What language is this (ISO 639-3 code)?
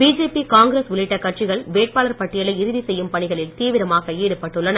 tam